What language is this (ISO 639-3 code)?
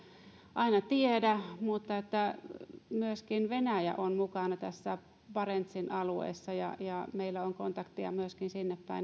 fin